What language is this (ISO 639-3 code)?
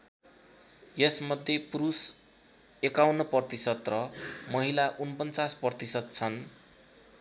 nep